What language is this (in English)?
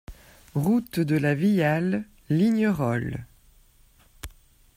French